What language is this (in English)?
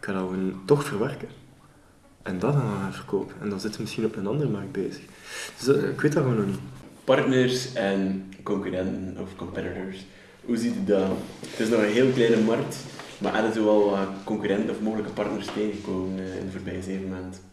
Dutch